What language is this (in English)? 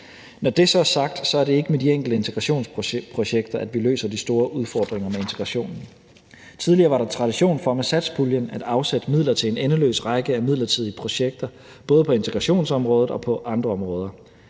Danish